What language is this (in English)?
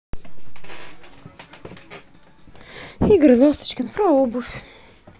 Russian